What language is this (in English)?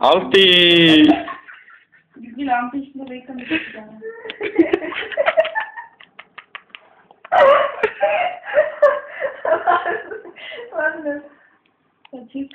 Czech